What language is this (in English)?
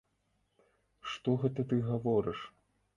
Belarusian